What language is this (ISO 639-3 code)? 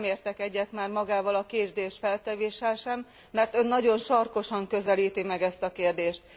hun